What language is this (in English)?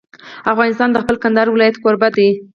Pashto